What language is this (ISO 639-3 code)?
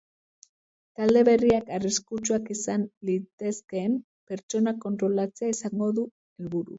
eus